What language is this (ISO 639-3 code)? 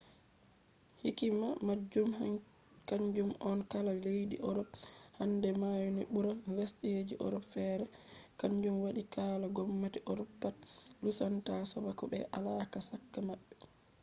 ful